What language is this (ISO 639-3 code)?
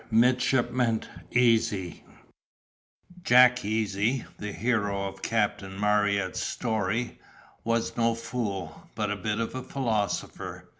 eng